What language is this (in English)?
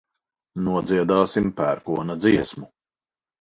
Latvian